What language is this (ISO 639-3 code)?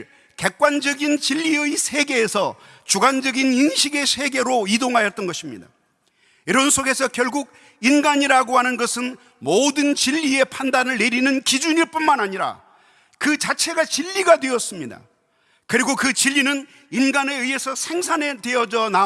kor